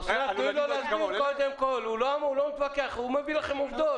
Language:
Hebrew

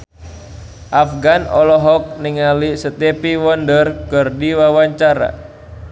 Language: Sundanese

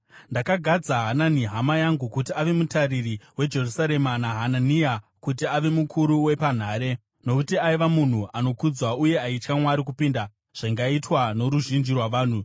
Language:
Shona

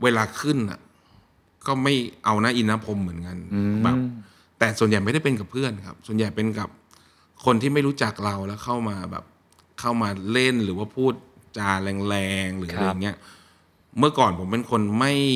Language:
Thai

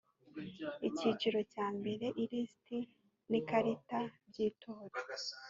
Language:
Kinyarwanda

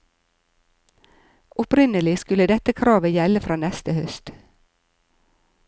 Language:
Norwegian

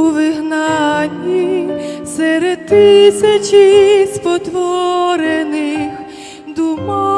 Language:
Ukrainian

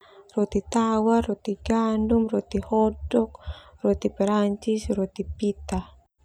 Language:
Termanu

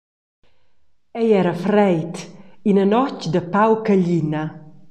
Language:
Romansh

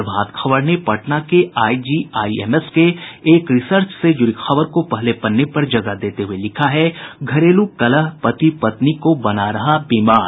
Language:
Hindi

